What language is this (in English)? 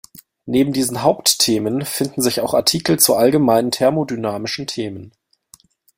German